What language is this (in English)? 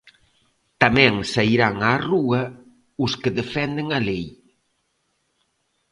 Galician